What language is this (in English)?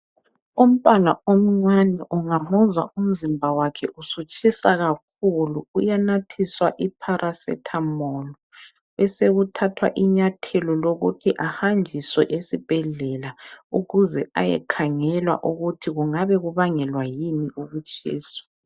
North Ndebele